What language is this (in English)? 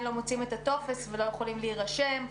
Hebrew